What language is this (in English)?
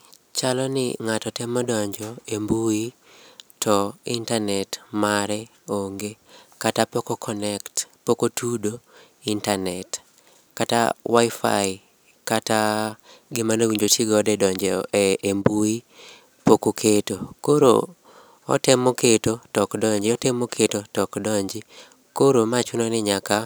Luo (Kenya and Tanzania)